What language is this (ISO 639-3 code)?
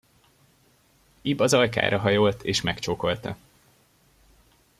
hun